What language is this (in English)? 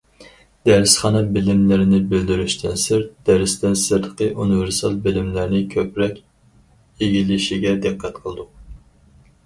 Uyghur